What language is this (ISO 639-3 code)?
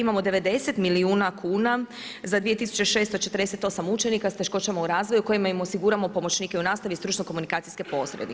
hrv